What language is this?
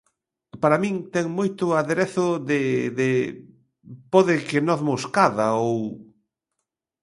Galician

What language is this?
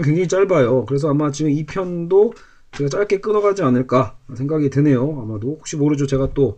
Korean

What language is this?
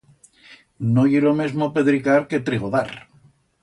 Aragonese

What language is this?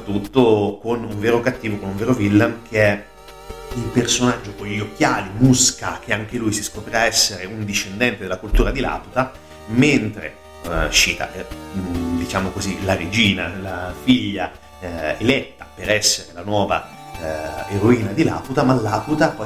Italian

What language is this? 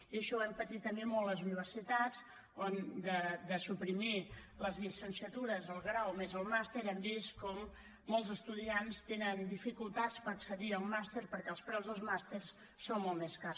Catalan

